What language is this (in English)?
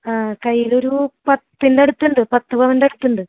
Malayalam